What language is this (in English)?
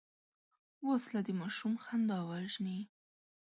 Pashto